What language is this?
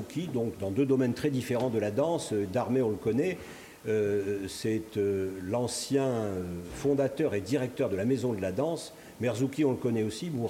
French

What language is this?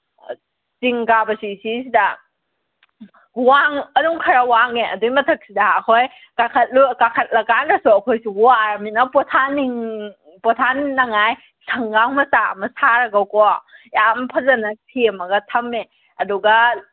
Manipuri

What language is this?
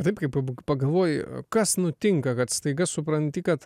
Lithuanian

